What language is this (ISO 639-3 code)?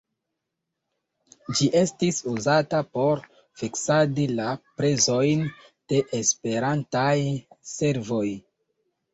epo